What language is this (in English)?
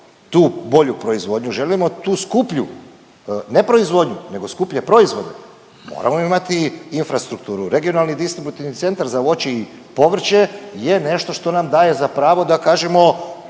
Croatian